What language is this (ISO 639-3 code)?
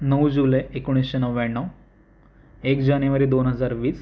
mar